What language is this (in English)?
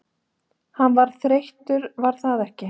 Icelandic